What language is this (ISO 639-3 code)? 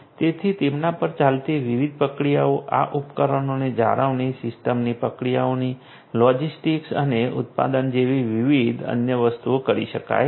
guj